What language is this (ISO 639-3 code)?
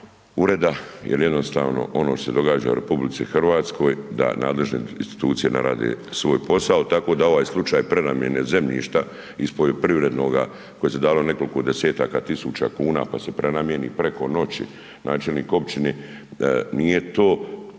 hrv